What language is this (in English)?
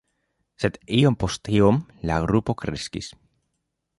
Esperanto